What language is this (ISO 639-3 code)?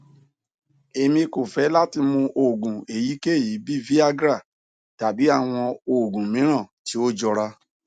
yor